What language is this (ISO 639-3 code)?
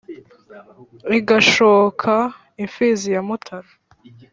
kin